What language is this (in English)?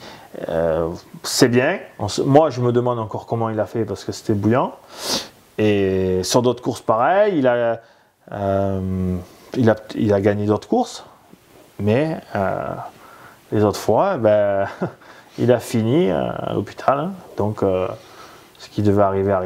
French